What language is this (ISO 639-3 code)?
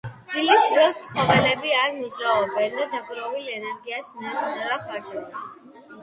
kat